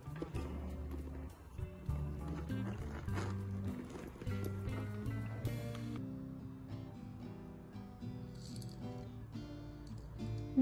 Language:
Vietnamese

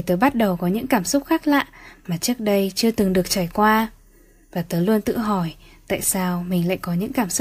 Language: Vietnamese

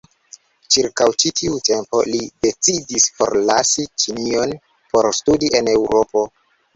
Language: Esperanto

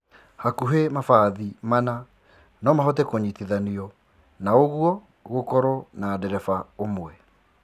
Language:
Kikuyu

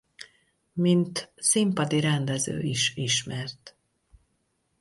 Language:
Hungarian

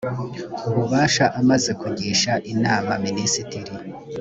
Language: Kinyarwanda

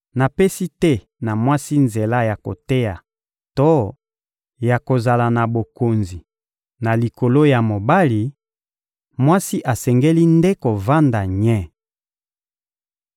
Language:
Lingala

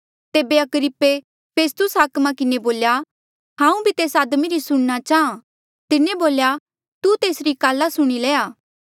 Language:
Mandeali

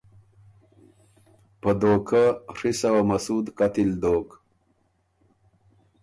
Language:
Ormuri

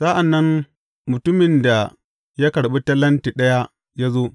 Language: Hausa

